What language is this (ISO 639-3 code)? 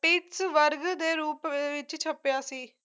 pan